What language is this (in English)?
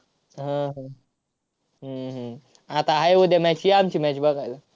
Marathi